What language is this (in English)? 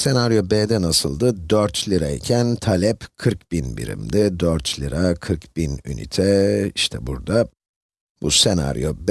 Turkish